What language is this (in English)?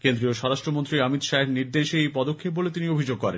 Bangla